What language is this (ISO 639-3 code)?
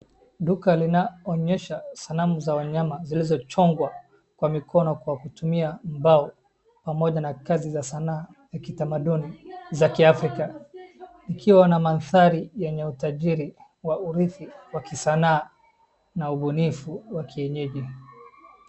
swa